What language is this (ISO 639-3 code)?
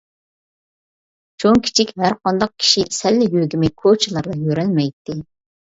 uig